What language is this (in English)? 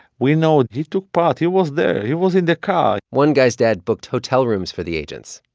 English